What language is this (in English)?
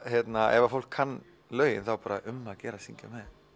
Icelandic